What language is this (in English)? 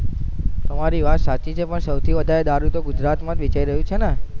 Gujarati